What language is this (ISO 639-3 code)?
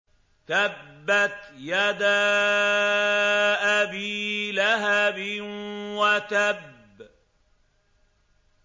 ara